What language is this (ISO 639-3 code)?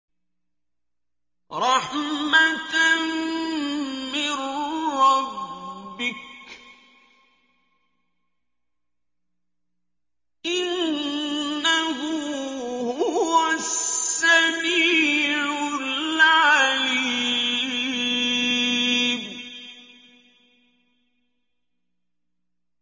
ara